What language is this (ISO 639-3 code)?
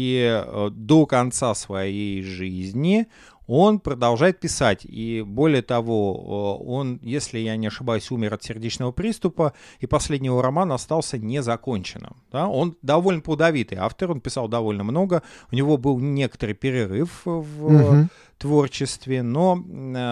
rus